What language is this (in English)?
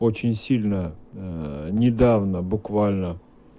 Russian